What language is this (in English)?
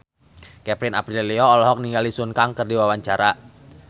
Sundanese